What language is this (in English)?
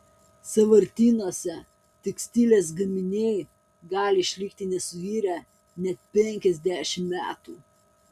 Lithuanian